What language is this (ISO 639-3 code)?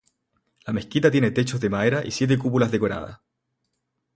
spa